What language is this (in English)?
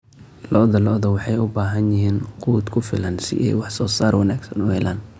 Somali